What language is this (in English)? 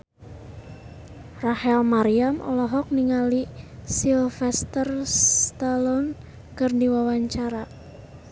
Sundanese